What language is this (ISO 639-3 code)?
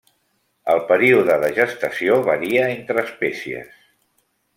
cat